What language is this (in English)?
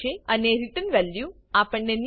Gujarati